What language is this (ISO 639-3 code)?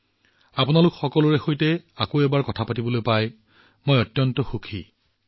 asm